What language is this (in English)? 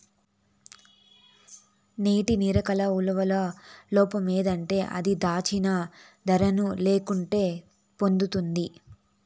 Telugu